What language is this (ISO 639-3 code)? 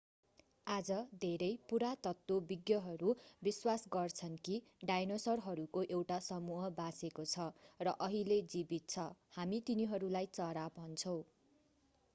nep